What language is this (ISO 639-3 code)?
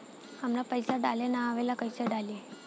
bho